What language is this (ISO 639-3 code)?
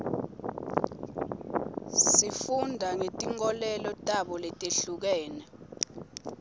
ssw